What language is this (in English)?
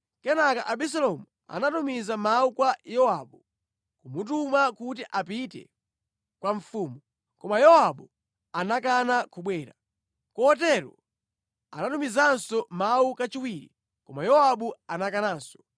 Nyanja